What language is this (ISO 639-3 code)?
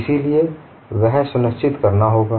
hin